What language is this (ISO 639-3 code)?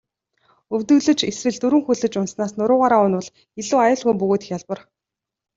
mon